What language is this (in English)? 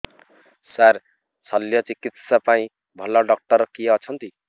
Odia